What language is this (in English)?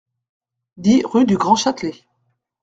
French